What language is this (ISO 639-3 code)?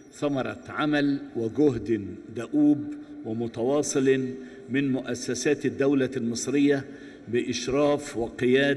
ara